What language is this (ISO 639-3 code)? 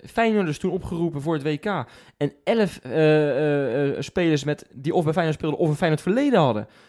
nld